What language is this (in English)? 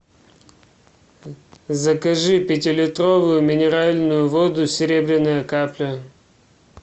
Russian